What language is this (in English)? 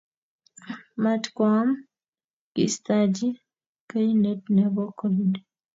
Kalenjin